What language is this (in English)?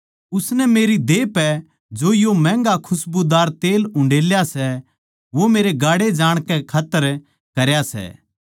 Haryanvi